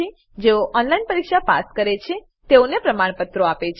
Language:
Gujarati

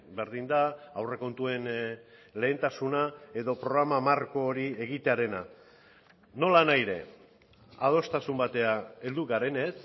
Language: Basque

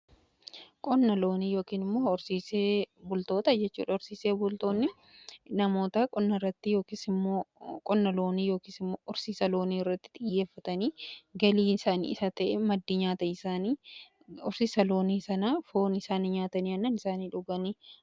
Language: Oromo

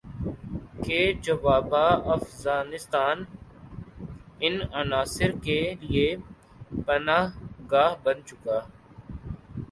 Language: Urdu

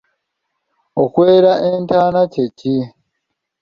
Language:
Ganda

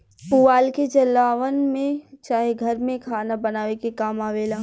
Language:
Bhojpuri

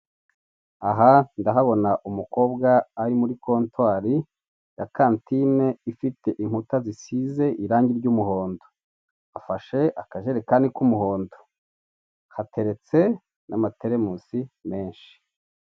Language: Kinyarwanda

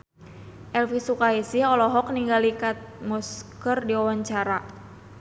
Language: Sundanese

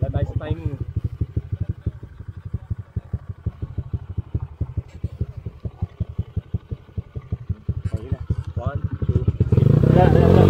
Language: Filipino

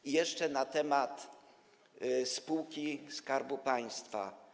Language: Polish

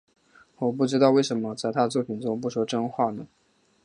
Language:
Chinese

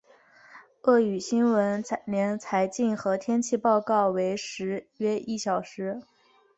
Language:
Chinese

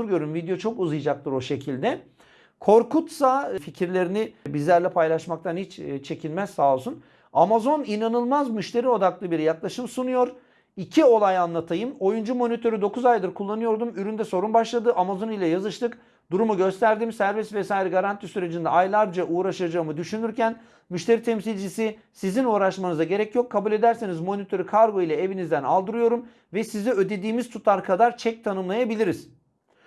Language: Turkish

